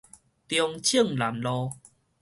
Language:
Min Nan Chinese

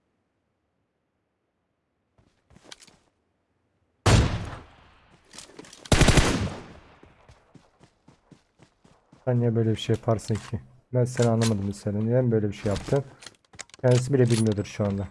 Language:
Turkish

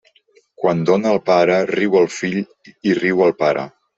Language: Catalan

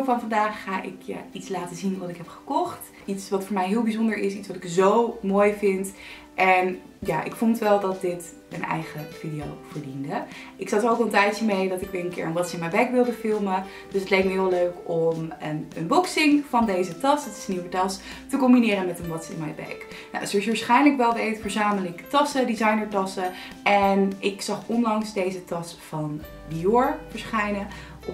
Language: Dutch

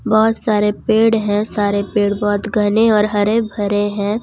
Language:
Hindi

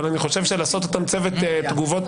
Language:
Hebrew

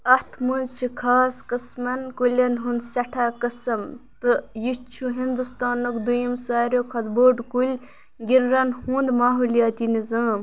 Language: Kashmiri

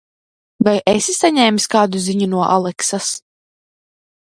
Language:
Latvian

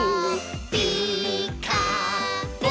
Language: Japanese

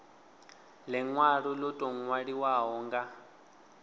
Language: Venda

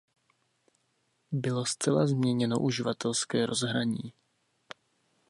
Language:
Czech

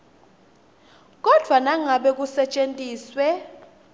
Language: Swati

